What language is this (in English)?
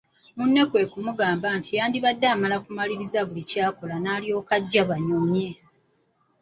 Ganda